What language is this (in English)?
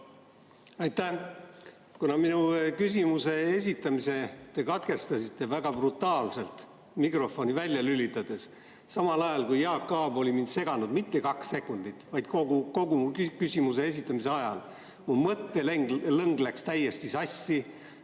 Estonian